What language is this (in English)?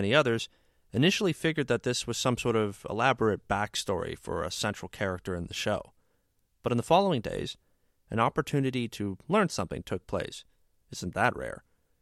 English